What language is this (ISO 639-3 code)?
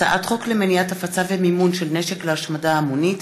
heb